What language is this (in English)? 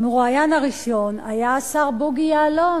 Hebrew